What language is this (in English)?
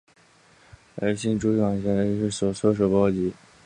Chinese